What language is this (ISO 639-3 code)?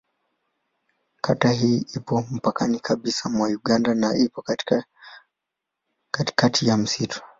swa